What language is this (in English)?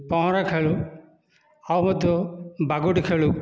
Odia